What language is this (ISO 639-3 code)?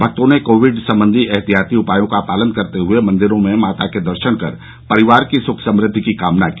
hin